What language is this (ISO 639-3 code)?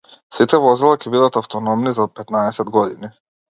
mkd